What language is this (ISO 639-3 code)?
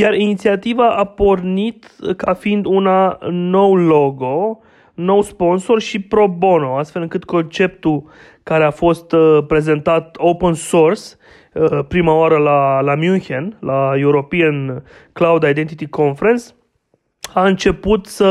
ron